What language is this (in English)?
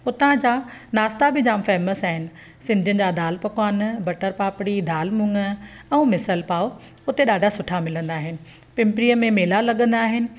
Sindhi